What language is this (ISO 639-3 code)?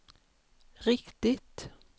swe